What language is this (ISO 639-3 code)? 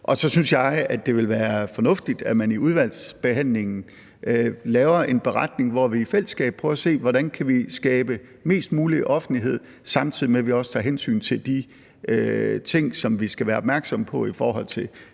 dan